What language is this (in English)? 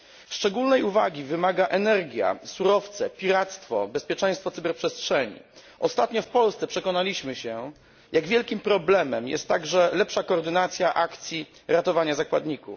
Polish